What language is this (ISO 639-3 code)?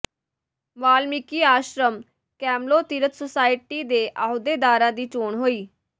pan